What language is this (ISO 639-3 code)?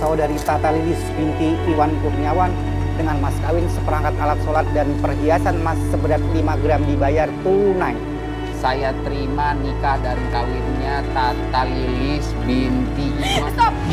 ind